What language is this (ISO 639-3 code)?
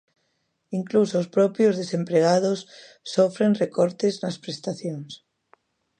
glg